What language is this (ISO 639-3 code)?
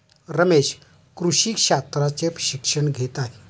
mar